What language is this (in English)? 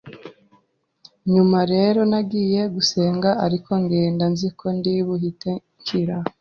Kinyarwanda